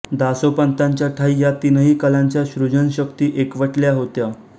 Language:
Marathi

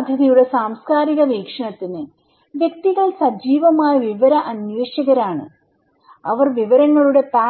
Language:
Malayalam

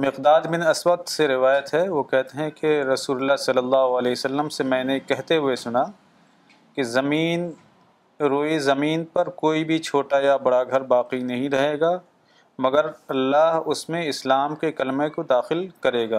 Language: Urdu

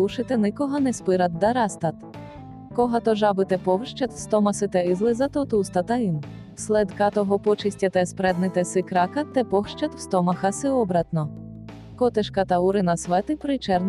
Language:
Bulgarian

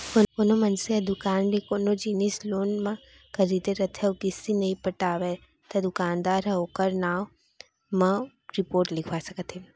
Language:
Chhattisgarhi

